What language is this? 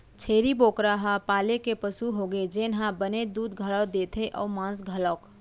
Chhattisgarhi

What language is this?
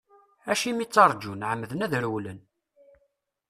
Kabyle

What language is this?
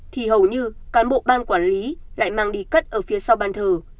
Vietnamese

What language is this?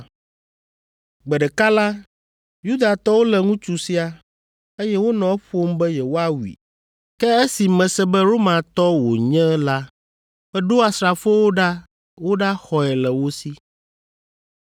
Ewe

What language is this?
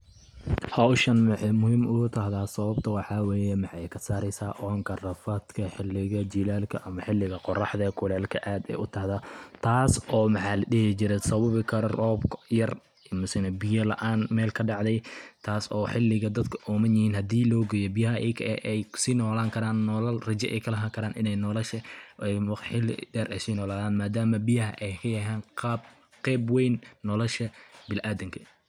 Somali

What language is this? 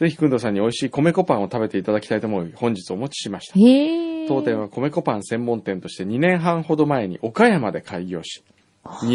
Japanese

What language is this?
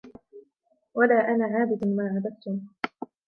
Arabic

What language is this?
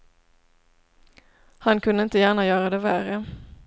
Swedish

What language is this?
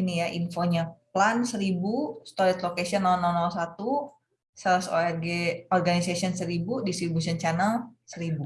Indonesian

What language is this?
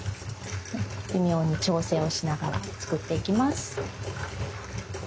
Japanese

